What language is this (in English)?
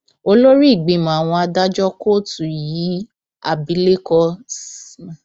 Yoruba